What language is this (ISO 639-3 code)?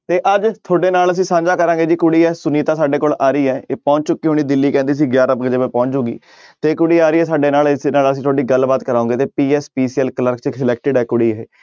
pan